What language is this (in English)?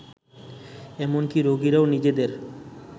Bangla